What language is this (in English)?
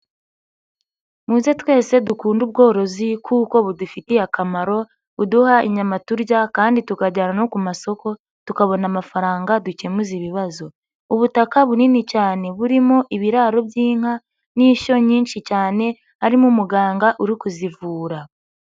Kinyarwanda